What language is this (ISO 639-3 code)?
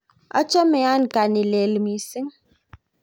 kln